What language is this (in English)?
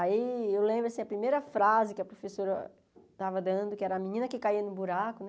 Portuguese